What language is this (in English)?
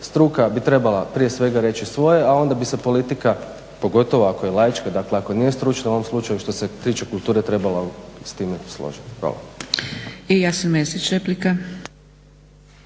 Croatian